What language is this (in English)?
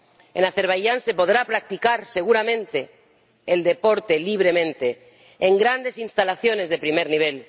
Spanish